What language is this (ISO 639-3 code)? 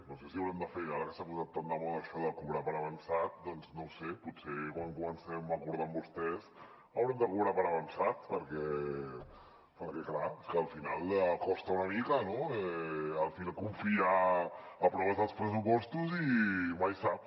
cat